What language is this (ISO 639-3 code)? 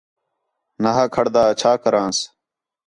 xhe